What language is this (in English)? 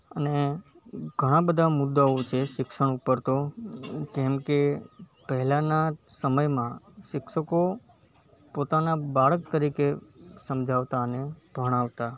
Gujarati